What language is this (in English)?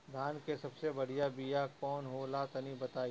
Bhojpuri